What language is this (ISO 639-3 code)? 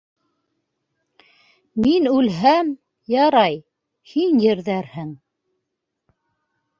bak